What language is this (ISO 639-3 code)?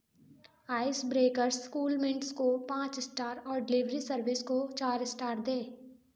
hin